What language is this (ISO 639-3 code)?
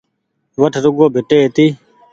gig